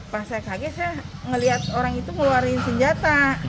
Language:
Indonesian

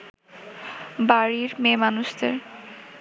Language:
Bangla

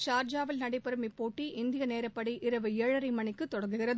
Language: Tamil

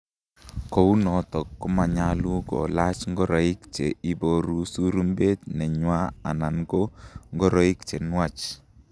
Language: Kalenjin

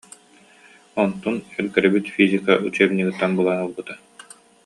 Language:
Yakut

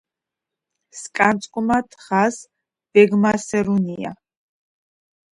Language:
Georgian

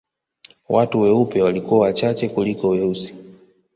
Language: Swahili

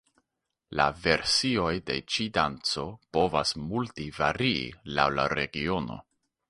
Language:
Esperanto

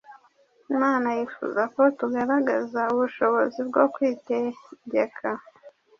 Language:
Kinyarwanda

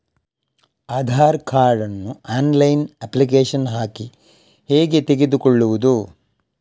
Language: Kannada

